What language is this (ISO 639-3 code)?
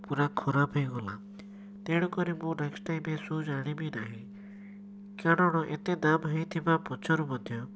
ori